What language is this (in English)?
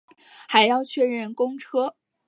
Chinese